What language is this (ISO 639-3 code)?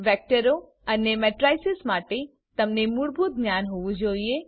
guj